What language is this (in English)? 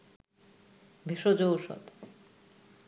Bangla